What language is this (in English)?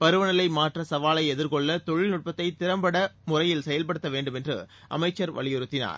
Tamil